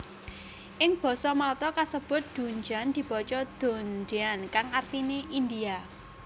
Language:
Javanese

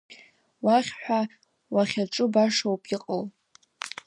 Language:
Abkhazian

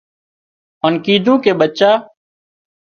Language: Wadiyara Koli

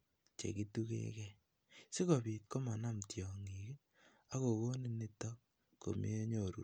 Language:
Kalenjin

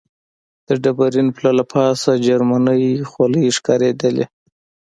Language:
Pashto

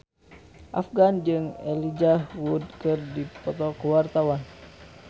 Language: Sundanese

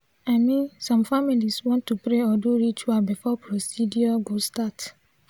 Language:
Nigerian Pidgin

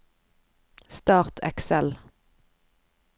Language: Norwegian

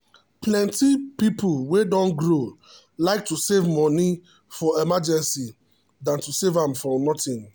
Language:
Nigerian Pidgin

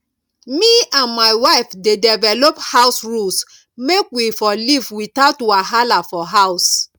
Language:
Nigerian Pidgin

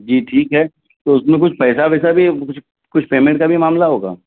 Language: Urdu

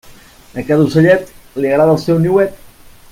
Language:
Catalan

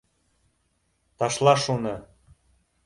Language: Bashkir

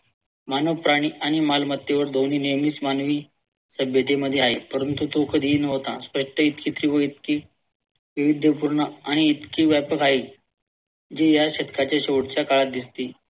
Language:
Marathi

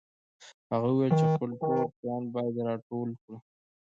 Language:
Pashto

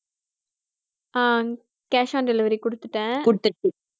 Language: Tamil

